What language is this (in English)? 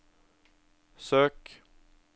Norwegian